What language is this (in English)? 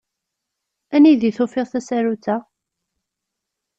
Kabyle